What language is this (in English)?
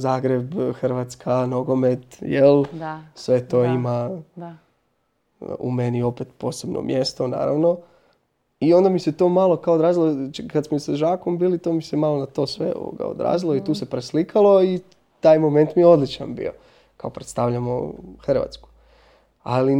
Croatian